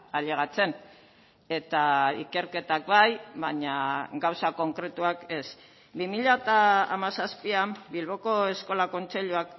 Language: Basque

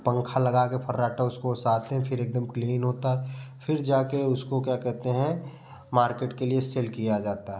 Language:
Hindi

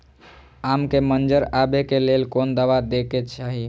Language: Maithili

